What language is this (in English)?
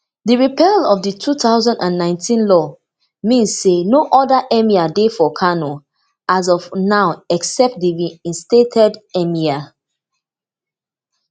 Nigerian Pidgin